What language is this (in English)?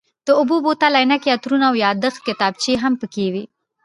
Pashto